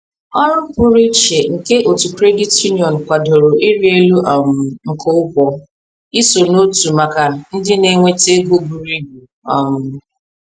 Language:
Igbo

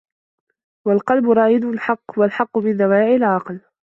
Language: Arabic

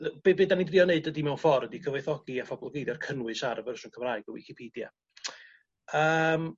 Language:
Welsh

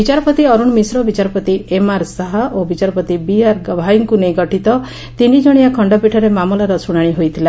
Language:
Odia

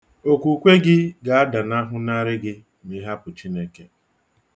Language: Igbo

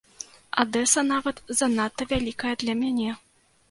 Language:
Belarusian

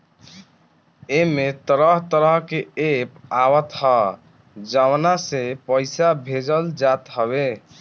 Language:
Bhojpuri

